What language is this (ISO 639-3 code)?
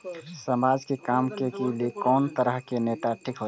mai